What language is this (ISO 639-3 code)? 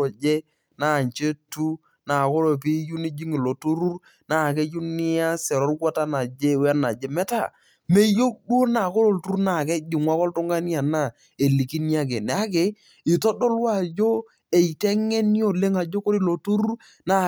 mas